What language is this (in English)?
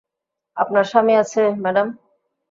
Bangla